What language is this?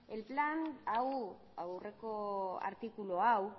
Basque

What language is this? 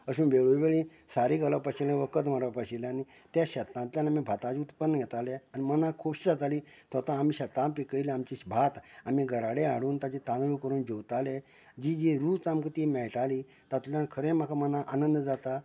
Konkani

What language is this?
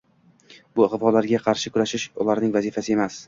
Uzbek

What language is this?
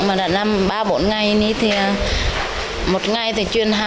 Vietnamese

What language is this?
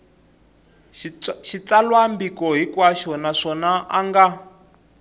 Tsonga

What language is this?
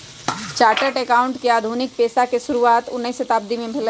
Magahi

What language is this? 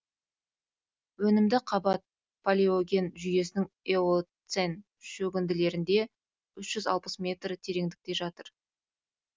Kazakh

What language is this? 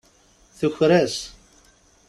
Kabyle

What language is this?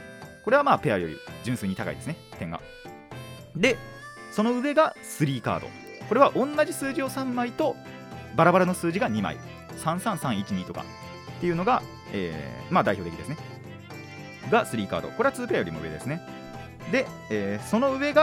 Japanese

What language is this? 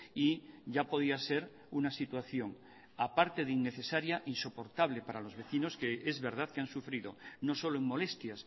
Spanish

